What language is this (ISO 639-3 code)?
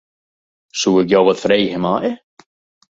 fry